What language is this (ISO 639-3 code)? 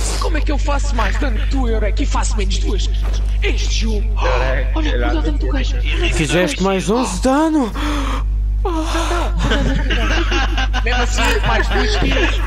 por